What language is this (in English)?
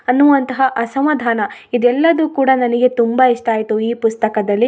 Kannada